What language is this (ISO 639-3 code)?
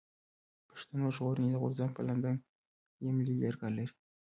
pus